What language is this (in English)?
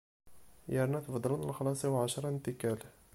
Kabyle